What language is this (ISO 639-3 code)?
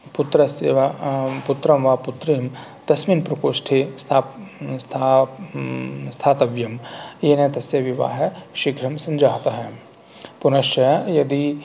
san